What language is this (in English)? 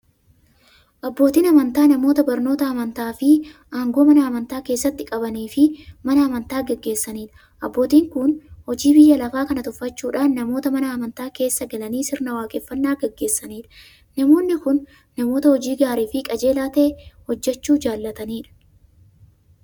Oromo